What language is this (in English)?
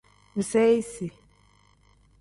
Tem